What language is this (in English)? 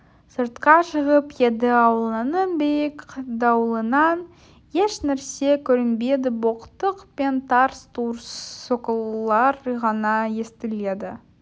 Kazakh